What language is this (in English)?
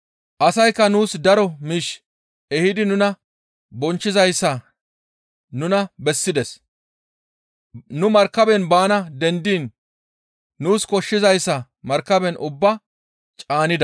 Gamo